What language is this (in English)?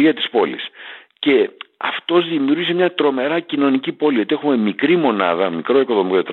Greek